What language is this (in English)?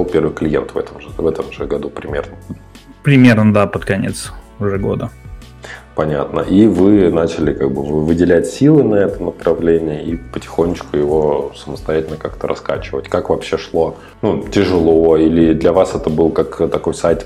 Russian